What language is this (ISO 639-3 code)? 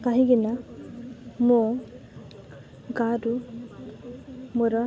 ori